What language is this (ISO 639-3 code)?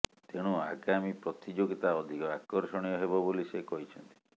ori